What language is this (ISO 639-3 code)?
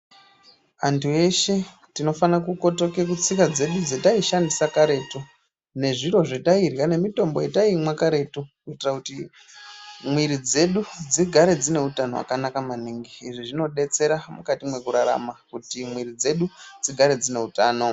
ndc